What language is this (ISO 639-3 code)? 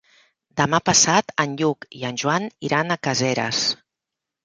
cat